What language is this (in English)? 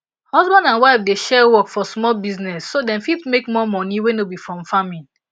Nigerian Pidgin